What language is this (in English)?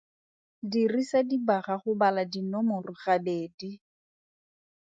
Tswana